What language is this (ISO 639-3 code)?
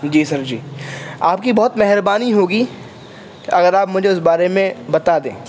urd